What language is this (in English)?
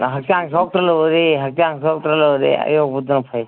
Manipuri